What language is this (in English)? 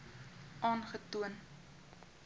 Afrikaans